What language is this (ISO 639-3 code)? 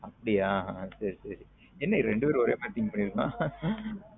tam